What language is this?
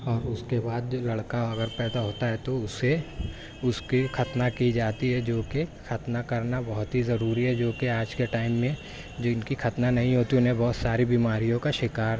Urdu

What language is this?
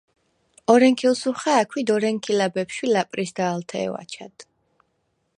Svan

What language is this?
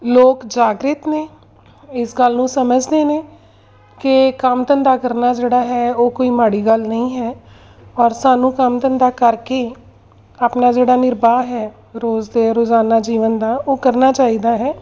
Punjabi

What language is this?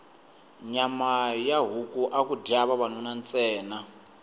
Tsonga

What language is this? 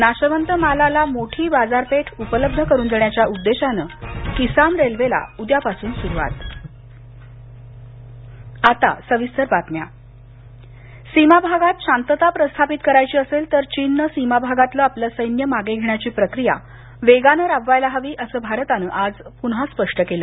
Marathi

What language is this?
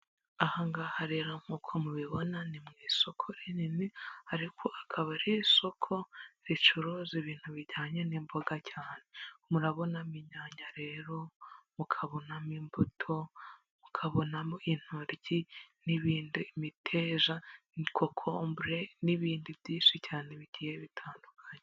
Kinyarwanda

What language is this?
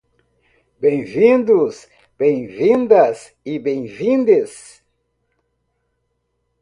Portuguese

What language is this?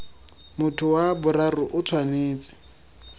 Tswana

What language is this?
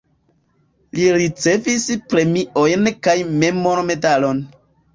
Esperanto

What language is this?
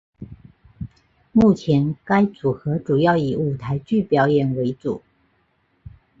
Chinese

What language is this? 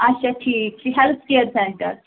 Kashmiri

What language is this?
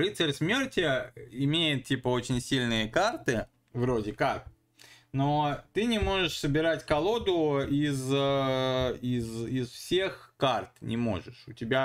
Russian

